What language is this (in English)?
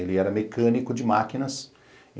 Portuguese